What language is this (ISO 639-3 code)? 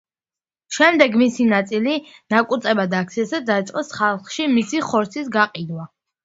kat